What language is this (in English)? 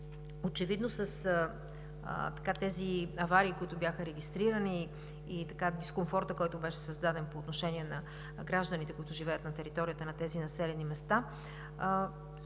Bulgarian